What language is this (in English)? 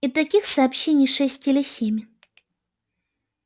Russian